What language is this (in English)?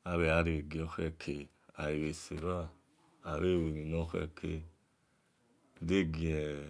Esan